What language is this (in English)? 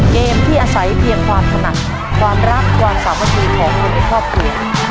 Thai